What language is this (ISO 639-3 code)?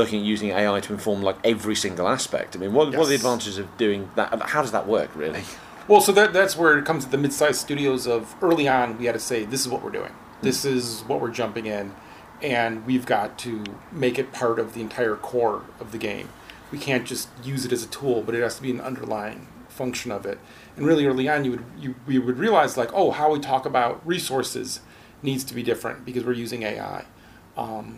eng